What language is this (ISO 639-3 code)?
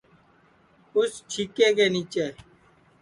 ssi